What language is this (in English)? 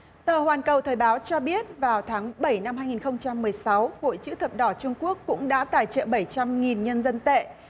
Vietnamese